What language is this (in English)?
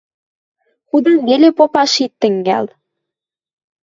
Western Mari